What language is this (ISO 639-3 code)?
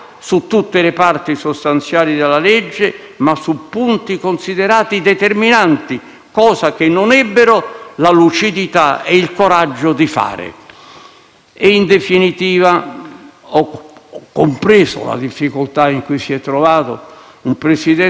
ita